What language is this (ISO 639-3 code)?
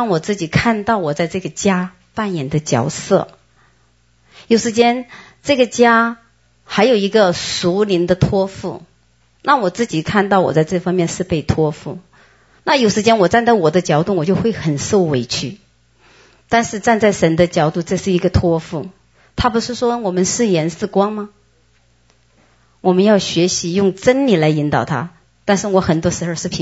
zho